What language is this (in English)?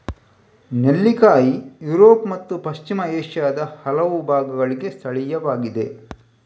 Kannada